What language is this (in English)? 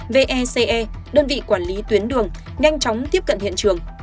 Vietnamese